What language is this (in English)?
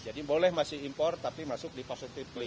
Indonesian